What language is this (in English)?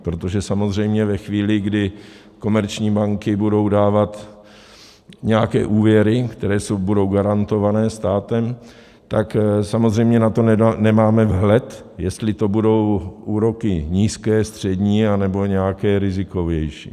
Czech